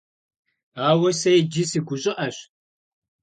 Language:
Kabardian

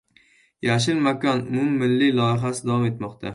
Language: Uzbek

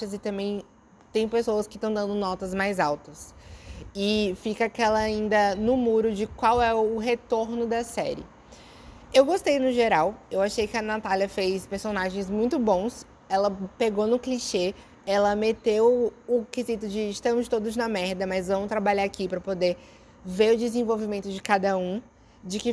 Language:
Portuguese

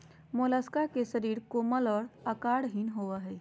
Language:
Magahi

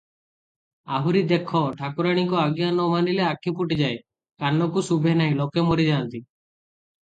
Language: Odia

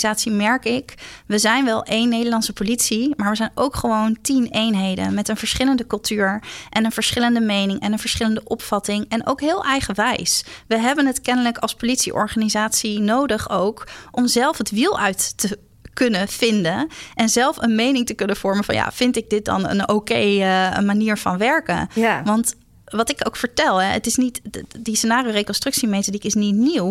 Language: Dutch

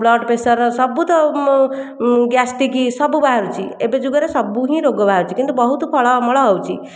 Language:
Odia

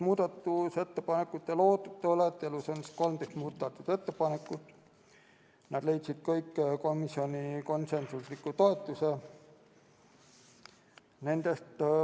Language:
Estonian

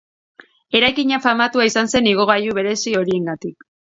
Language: Basque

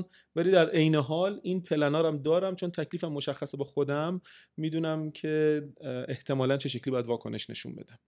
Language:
Persian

